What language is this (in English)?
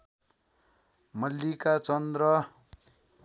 Nepali